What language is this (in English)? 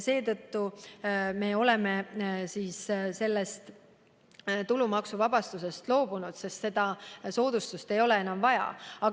Estonian